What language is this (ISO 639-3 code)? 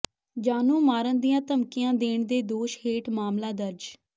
pan